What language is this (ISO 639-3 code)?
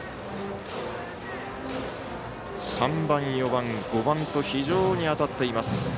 jpn